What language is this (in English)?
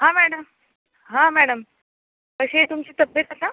Marathi